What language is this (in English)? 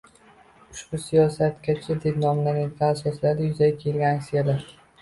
Uzbek